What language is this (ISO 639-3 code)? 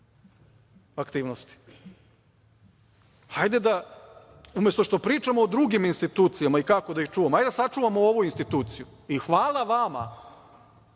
srp